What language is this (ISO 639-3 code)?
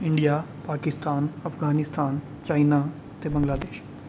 doi